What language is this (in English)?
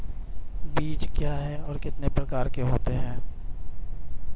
Hindi